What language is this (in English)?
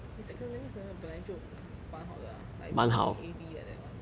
English